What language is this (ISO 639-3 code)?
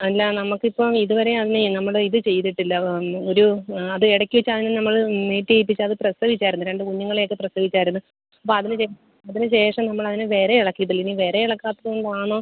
mal